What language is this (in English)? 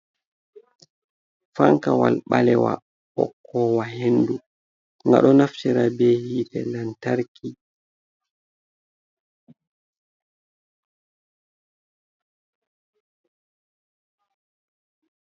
Fula